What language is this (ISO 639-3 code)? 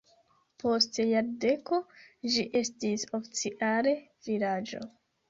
epo